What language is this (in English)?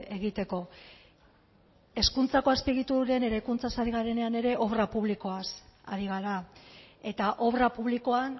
Basque